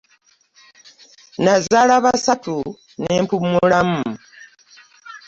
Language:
Ganda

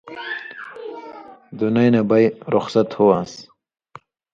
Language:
Indus Kohistani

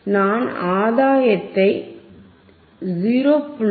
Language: Tamil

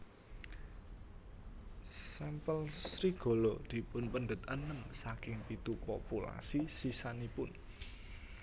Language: Javanese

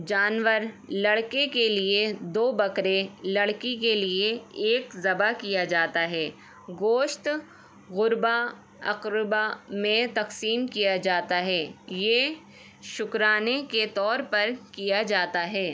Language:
Urdu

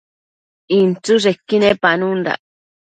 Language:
Matsés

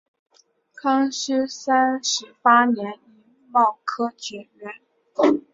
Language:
Chinese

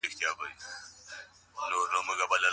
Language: Pashto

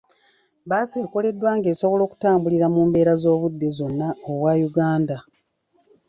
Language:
Ganda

